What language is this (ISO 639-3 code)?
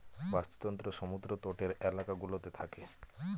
ben